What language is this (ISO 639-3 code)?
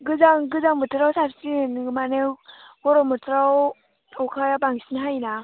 brx